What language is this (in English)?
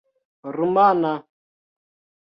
Esperanto